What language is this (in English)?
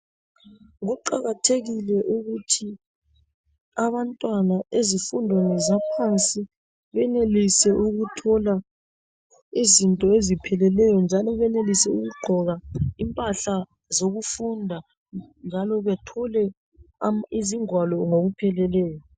North Ndebele